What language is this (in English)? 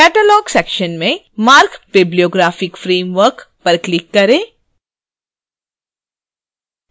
Hindi